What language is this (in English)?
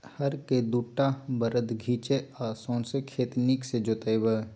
Maithili